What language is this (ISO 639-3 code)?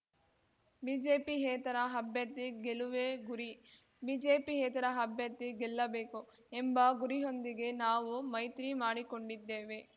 kan